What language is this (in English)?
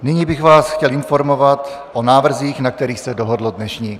Czech